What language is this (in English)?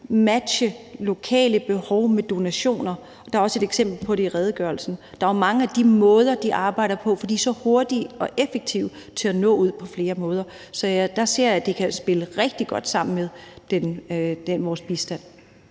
Danish